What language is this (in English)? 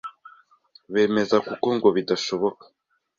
Kinyarwanda